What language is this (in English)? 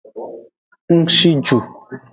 Aja (Benin)